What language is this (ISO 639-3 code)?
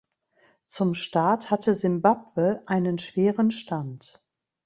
deu